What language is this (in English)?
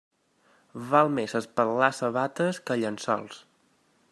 Catalan